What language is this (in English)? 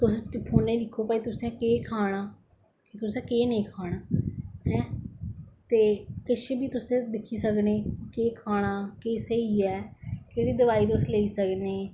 Dogri